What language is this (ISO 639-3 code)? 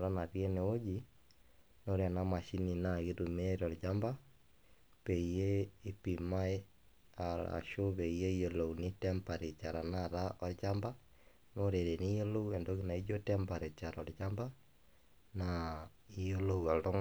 mas